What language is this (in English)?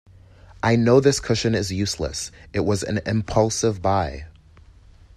English